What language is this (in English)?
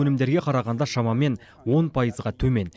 Kazakh